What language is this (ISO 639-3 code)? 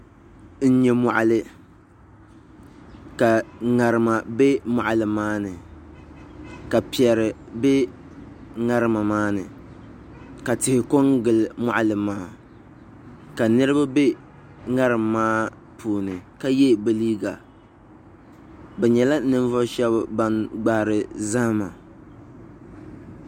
dag